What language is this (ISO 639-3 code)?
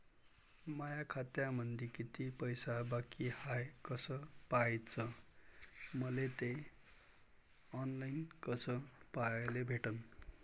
mar